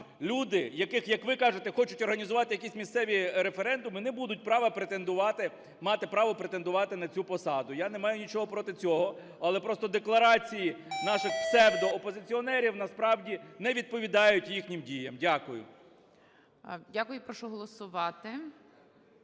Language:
Ukrainian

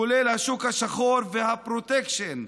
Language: Hebrew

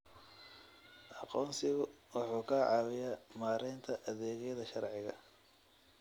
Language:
Somali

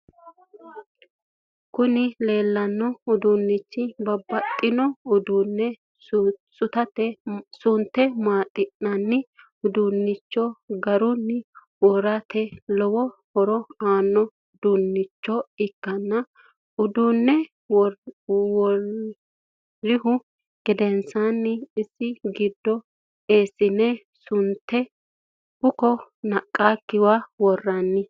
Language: Sidamo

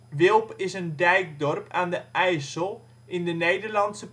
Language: Dutch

